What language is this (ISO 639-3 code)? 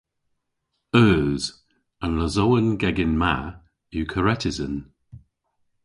cor